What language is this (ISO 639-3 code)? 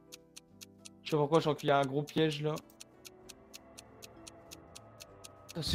fra